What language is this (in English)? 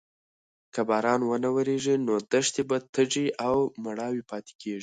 Pashto